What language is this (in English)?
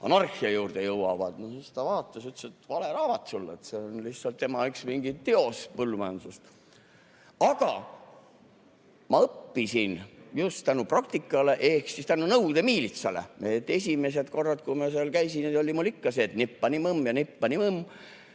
Estonian